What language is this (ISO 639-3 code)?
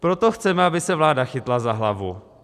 ces